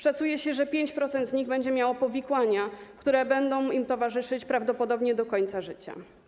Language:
Polish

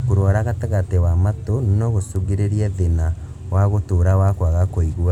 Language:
Kikuyu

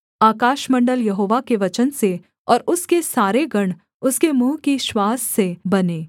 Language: Hindi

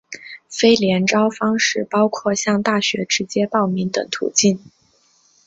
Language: Chinese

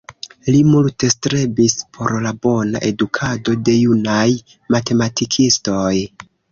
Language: Esperanto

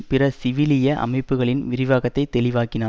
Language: Tamil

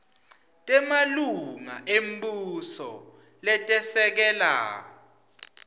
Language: Swati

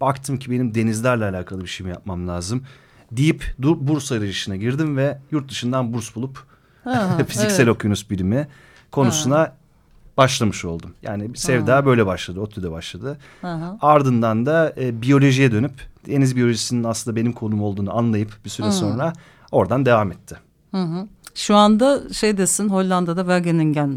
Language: Turkish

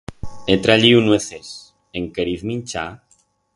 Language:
Aragonese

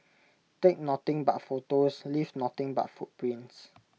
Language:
English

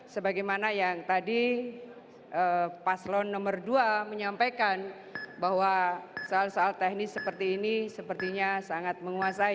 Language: Indonesian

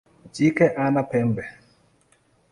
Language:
Swahili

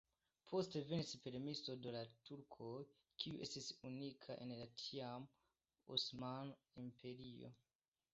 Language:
Esperanto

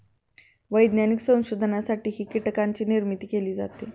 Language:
Marathi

